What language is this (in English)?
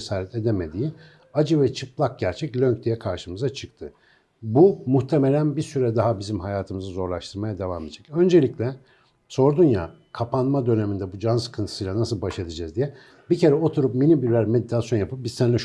Turkish